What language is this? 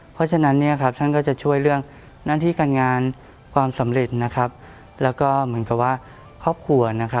Thai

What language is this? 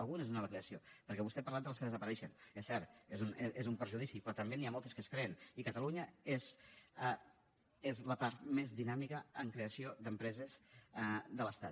Catalan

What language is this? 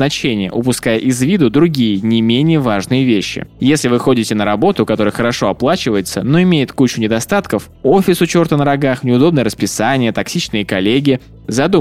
Russian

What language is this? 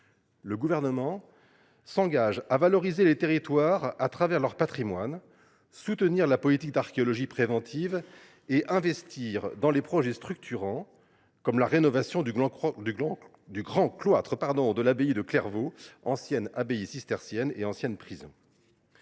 French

